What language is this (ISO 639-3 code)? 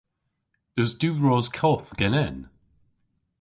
cor